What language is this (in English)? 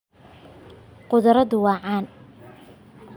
Somali